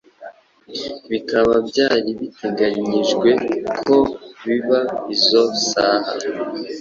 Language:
Kinyarwanda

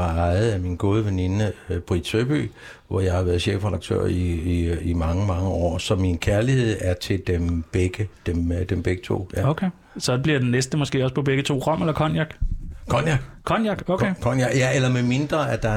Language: Danish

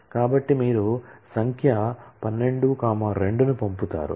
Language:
Telugu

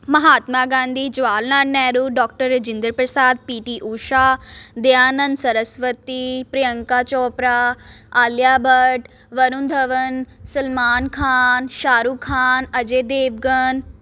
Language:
Punjabi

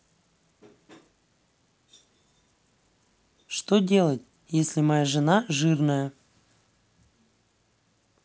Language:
Russian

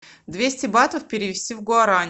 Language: Russian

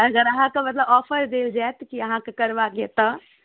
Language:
Maithili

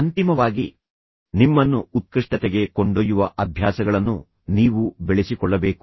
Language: Kannada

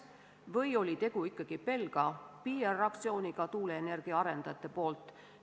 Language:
Estonian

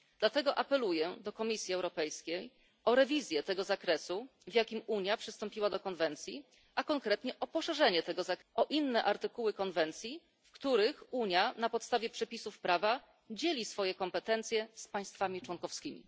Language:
Polish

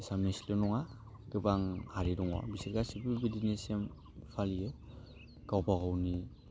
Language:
Bodo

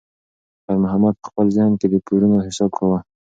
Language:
Pashto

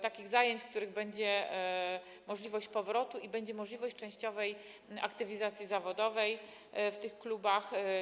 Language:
Polish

